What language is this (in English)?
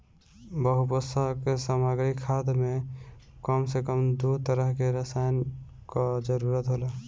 Bhojpuri